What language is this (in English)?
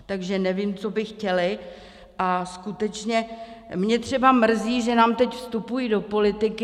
Czech